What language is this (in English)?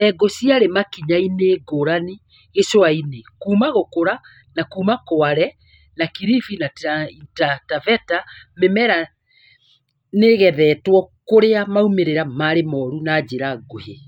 Kikuyu